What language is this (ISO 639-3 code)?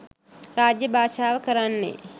sin